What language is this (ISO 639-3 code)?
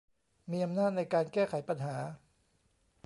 tha